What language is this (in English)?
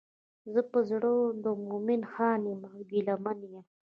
Pashto